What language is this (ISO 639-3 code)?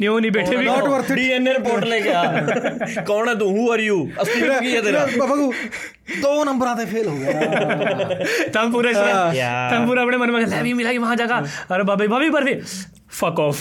pan